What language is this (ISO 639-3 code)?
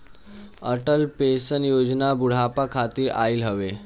bho